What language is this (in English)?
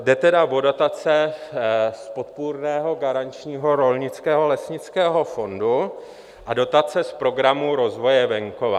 Czech